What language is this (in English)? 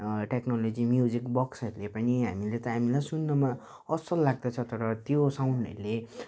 Nepali